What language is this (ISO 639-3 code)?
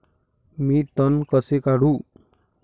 mar